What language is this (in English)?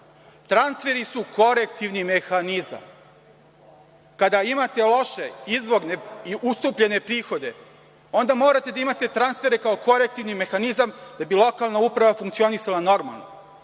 Serbian